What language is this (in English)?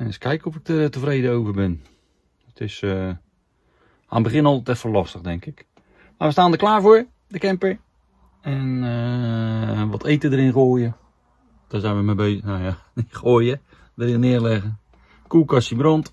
Dutch